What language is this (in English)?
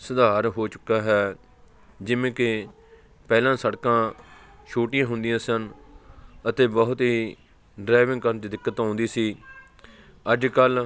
Punjabi